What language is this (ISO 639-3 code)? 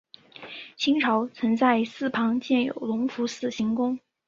zho